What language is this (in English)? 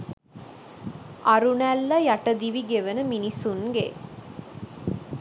Sinhala